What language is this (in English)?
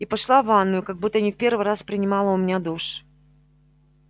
Russian